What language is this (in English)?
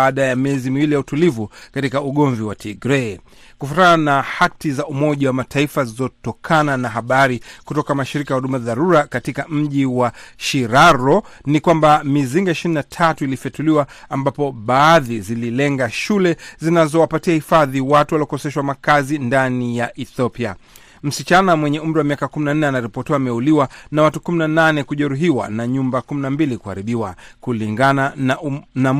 Swahili